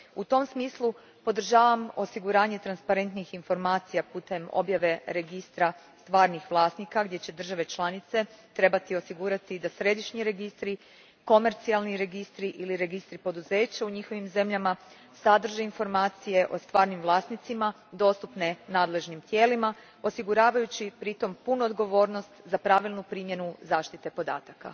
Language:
Croatian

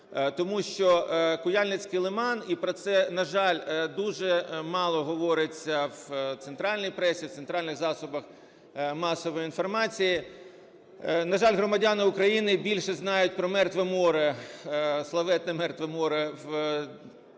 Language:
Ukrainian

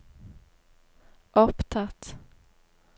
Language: Norwegian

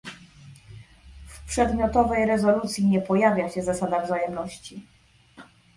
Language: Polish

